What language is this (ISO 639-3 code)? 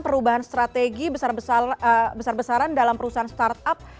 ind